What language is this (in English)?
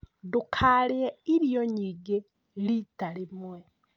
Kikuyu